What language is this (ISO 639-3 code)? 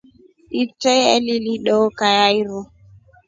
rof